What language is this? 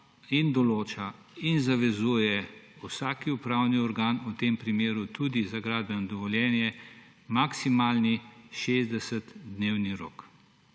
Slovenian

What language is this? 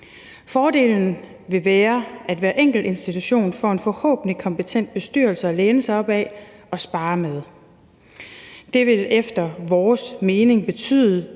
Danish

